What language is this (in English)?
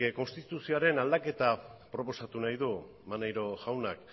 Basque